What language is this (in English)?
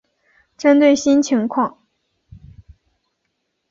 Chinese